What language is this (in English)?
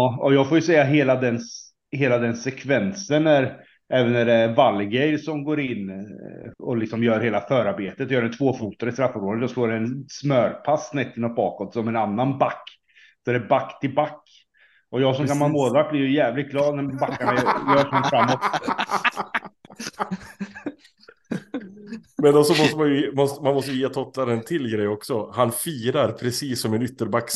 Swedish